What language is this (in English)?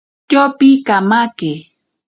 Ashéninka Perené